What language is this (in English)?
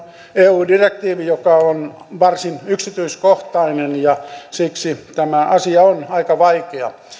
Finnish